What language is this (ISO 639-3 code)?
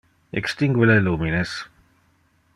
ina